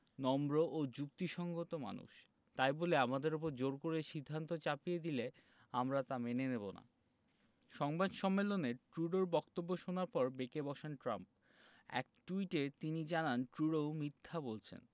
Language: Bangla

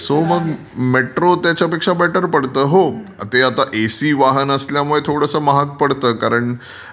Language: Marathi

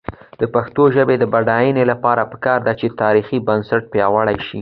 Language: Pashto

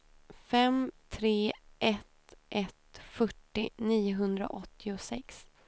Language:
Swedish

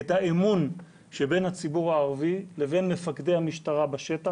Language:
Hebrew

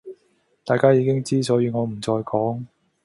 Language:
Cantonese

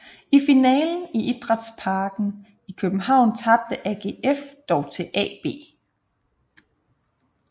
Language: Danish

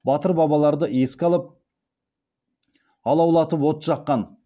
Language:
Kazakh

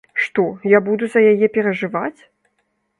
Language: Belarusian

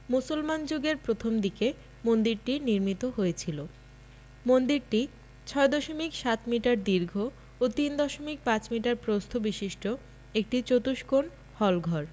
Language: Bangla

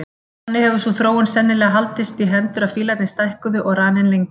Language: Icelandic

